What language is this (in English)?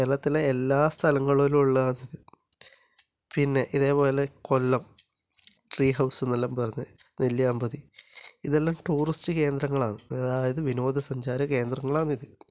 Malayalam